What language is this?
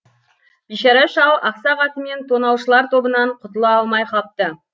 Kazakh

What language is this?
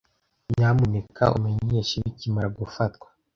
Kinyarwanda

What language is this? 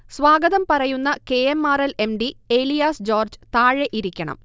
Malayalam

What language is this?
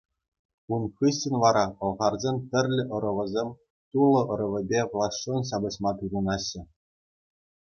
Chuvash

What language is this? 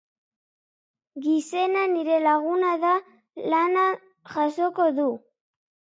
Basque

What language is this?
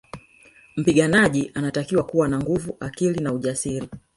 Swahili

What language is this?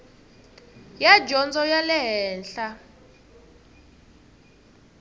Tsonga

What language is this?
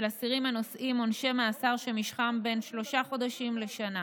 Hebrew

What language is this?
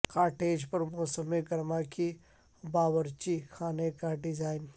Urdu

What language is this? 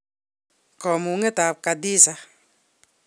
Kalenjin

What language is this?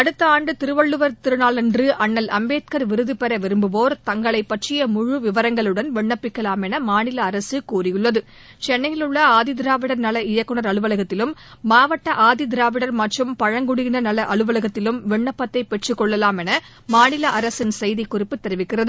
Tamil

